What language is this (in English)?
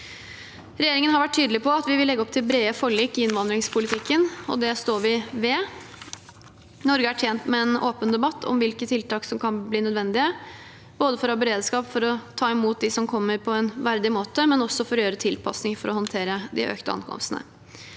Norwegian